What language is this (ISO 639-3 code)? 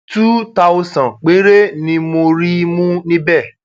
yor